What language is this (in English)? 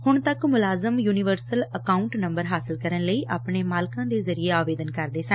Punjabi